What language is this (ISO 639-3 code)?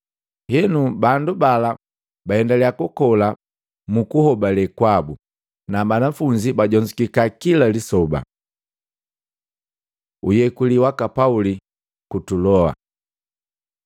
mgv